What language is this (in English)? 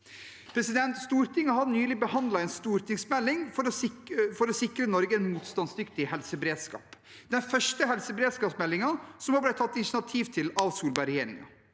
Norwegian